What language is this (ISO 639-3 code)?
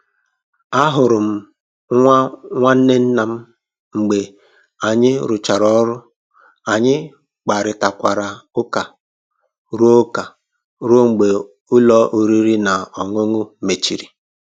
ibo